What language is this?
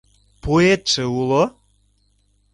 Mari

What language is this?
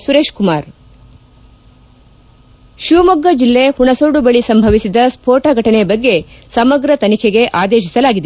Kannada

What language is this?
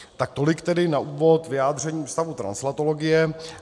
Czech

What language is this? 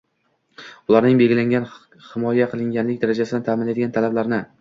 Uzbek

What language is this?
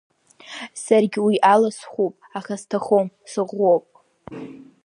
Abkhazian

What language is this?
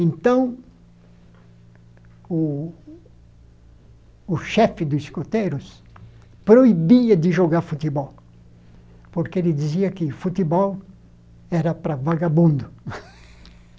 Portuguese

